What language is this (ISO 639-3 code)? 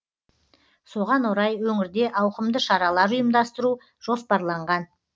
kaz